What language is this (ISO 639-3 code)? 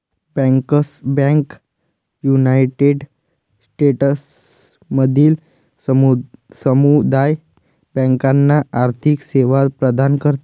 mar